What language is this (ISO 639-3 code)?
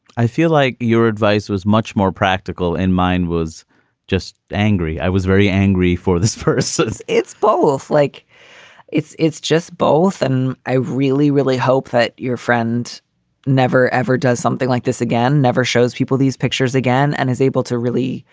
eng